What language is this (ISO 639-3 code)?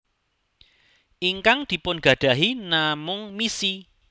jav